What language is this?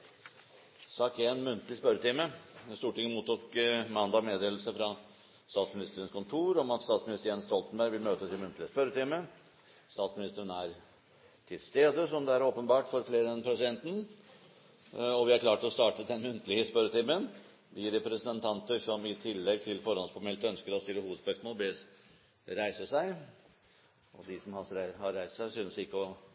Norwegian Bokmål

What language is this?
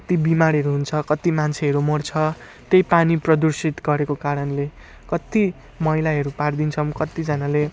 Nepali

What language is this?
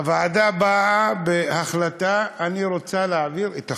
Hebrew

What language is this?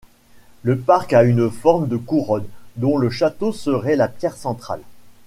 French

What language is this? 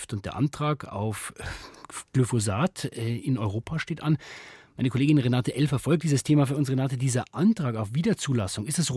German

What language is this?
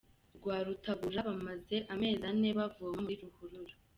Kinyarwanda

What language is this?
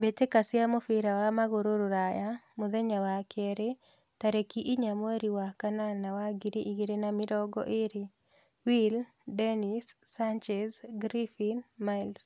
Kikuyu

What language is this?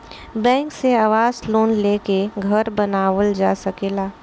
Bhojpuri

